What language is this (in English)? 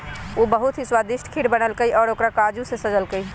Magahi